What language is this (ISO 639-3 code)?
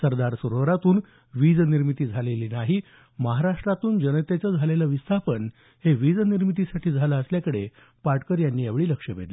mar